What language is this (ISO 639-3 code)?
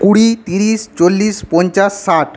ben